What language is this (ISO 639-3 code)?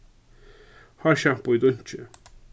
fao